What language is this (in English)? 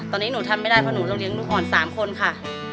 Thai